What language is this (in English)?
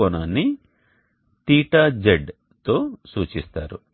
Telugu